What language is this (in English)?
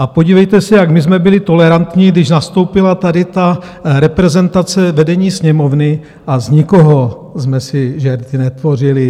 Czech